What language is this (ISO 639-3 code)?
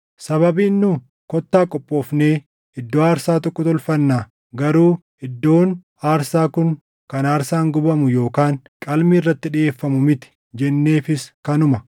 orm